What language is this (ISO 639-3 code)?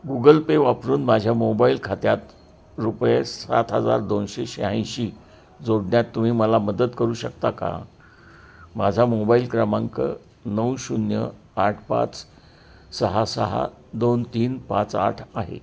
mar